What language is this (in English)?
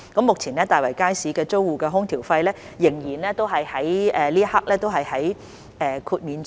Cantonese